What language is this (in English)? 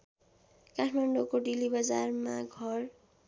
Nepali